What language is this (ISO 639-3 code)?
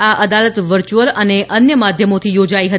guj